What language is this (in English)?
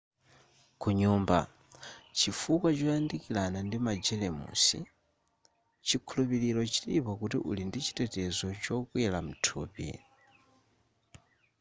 Nyanja